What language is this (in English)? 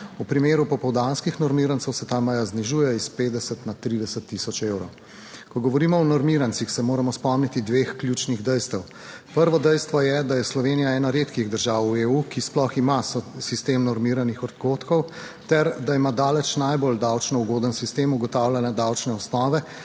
Slovenian